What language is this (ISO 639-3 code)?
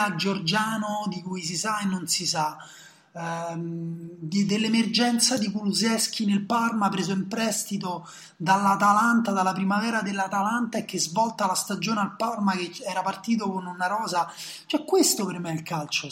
ita